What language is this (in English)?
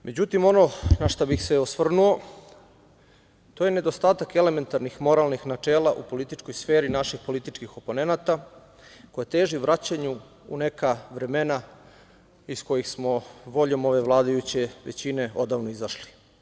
Serbian